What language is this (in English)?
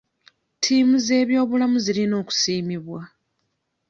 Ganda